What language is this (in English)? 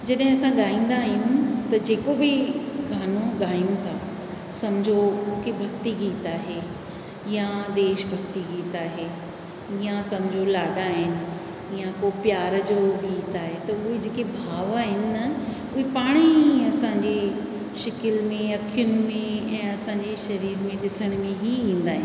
Sindhi